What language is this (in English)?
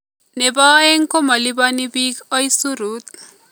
Kalenjin